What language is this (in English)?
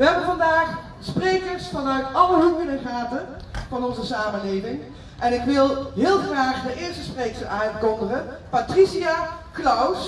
Dutch